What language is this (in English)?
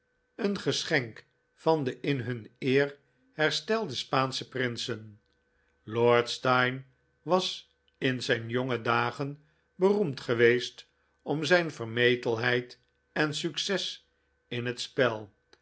Dutch